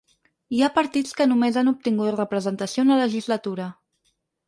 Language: Catalan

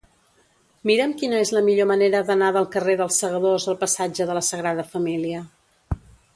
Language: Catalan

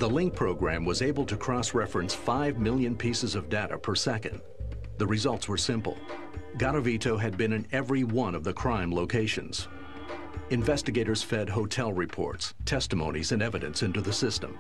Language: English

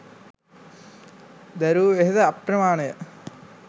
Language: Sinhala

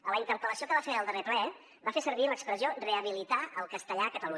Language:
Catalan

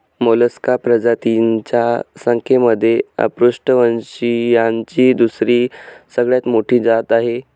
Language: Marathi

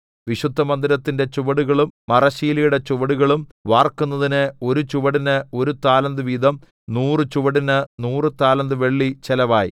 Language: Malayalam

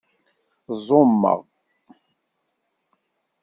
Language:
Kabyle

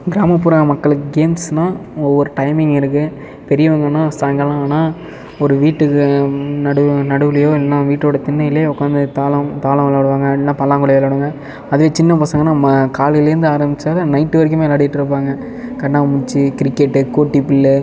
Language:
Tamil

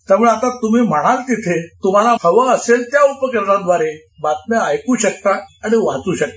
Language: Marathi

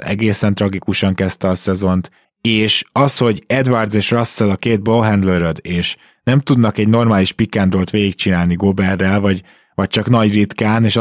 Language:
Hungarian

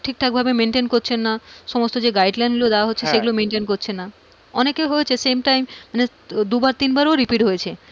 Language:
Bangla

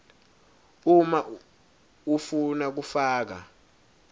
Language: Swati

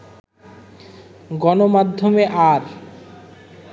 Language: Bangla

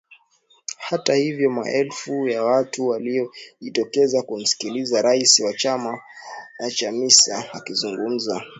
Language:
Swahili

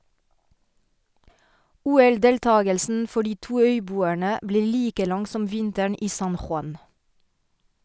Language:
Norwegian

